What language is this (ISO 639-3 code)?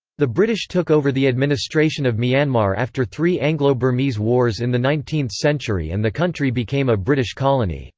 eng